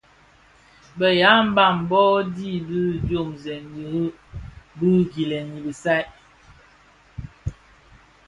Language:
Bafia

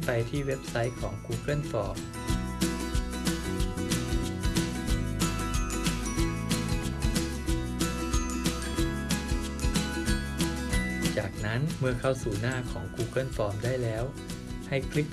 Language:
Thai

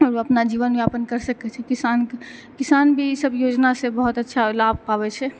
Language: Maithili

